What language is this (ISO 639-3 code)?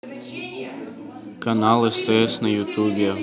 rus